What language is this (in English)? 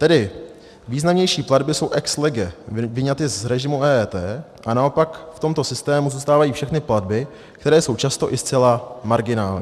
Czech